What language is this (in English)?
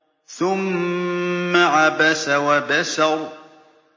Arabic